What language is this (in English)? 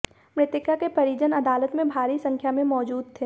Hindi